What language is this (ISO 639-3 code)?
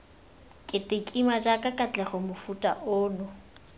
tsn